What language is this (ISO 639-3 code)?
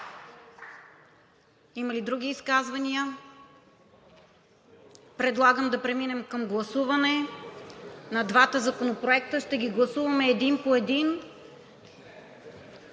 bul